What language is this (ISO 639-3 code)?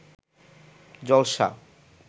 ben